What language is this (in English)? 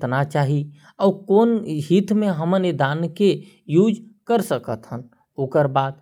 Korwa